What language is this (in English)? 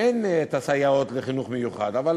Hebrew